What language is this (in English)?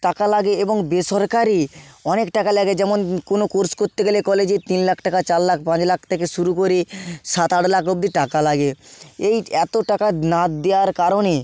Bangla